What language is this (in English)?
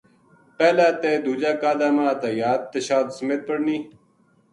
Gujari